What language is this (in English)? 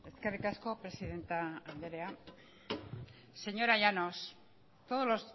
Basque